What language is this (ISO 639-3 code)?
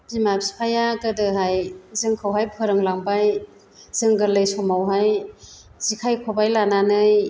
brx